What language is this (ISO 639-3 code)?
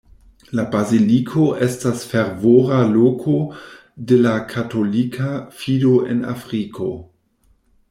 epo